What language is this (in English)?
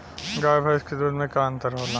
Bhojpuri